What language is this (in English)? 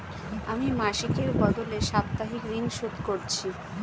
Bangla